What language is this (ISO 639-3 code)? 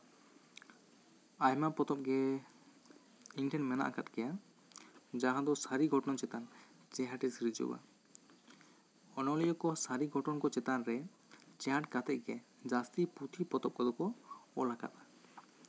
sat